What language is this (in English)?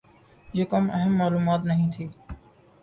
Urdu